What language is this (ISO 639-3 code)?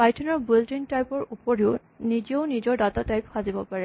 asm